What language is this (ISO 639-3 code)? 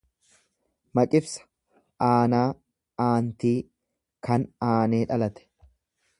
orm